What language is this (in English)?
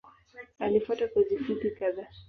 Swahili